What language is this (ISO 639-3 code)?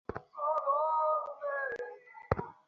ben